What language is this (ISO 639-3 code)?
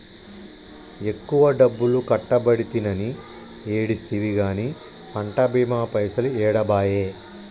tel